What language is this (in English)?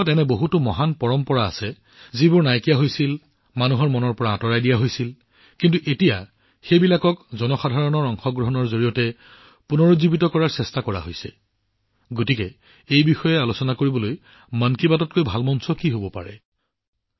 Assamese